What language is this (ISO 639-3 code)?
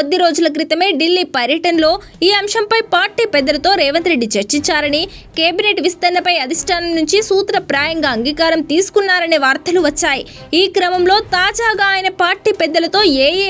tel